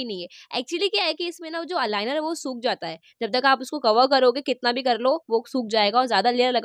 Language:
Hindi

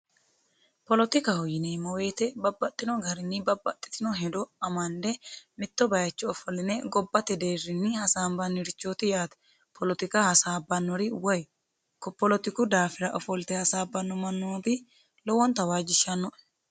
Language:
Sidamo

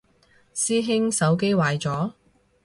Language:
Cantonese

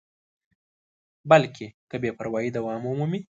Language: Pashto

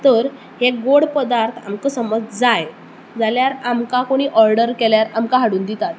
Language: Konkani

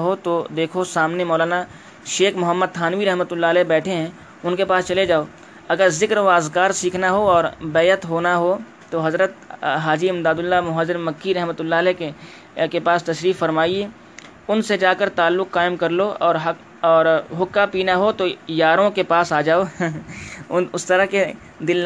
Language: Urdu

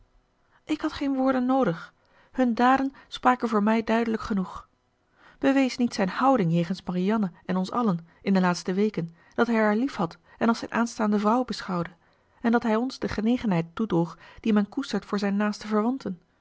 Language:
Dutch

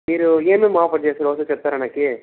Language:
Telugu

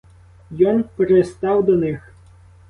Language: Ukrainian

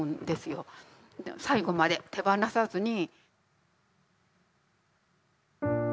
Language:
Japanese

